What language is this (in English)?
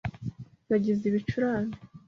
Kinyarwanda